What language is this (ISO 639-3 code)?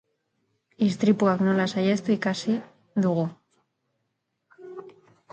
eus